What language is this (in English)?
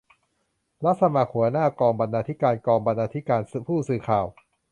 Thai